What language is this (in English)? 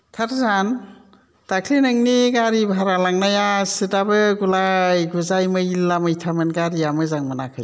Bodo